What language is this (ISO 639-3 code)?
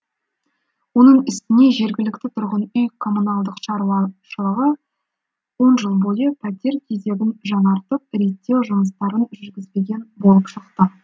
kaz